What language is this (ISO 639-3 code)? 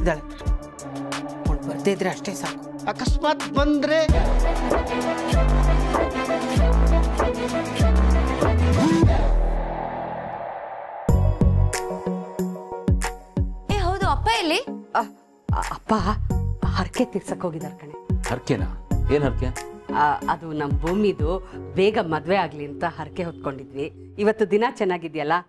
kan